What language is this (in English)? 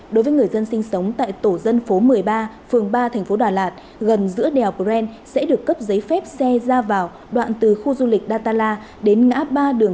Vietnamese